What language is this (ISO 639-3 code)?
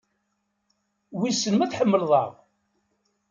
kab